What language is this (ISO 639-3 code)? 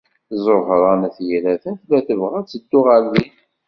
kab